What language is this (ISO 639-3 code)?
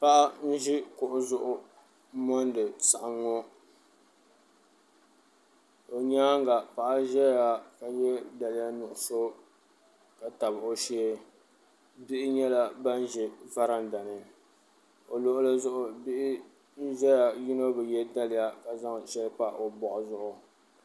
dag